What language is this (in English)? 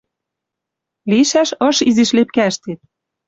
Western Mari